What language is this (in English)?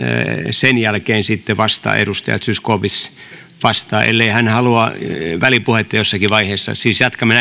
Finnish